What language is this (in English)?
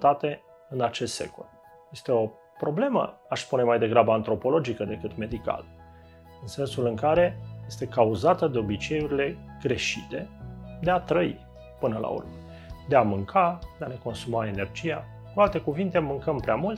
Romanian